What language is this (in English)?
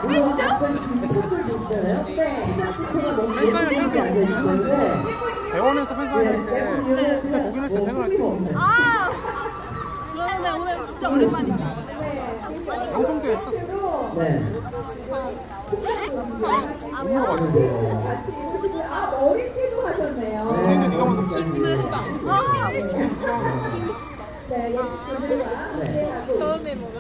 Korean